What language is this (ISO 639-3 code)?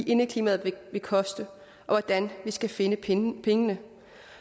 dan